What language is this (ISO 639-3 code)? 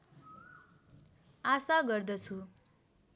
nep